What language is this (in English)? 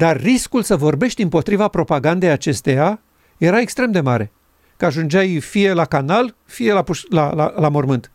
Romanian